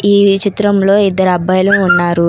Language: Telugu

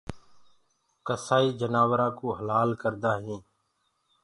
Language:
Gurgula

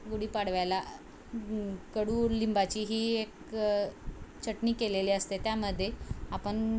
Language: Marathi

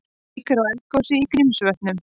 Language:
Icelandic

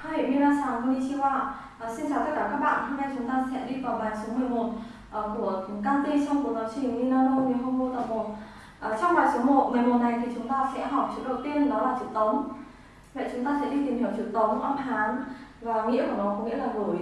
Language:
Vietnamese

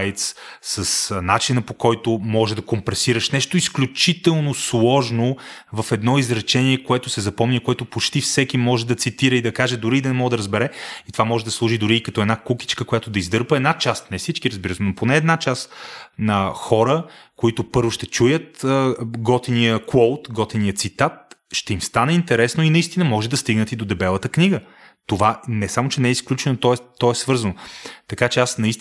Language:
Bulgarian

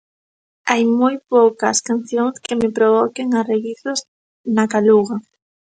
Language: Galician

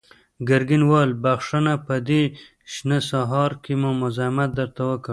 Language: Pashto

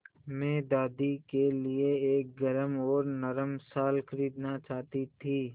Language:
Hindi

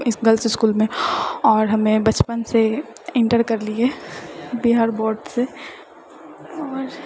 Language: Maithili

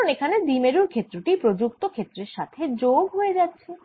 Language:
Bangla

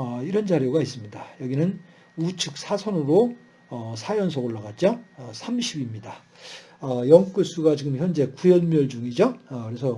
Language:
Korean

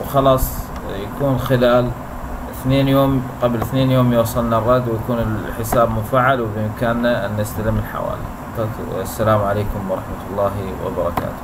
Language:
Arabic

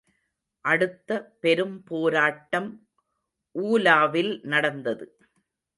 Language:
Tamil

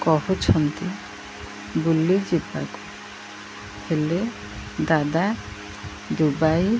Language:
Odia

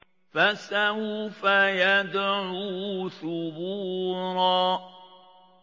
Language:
Arabic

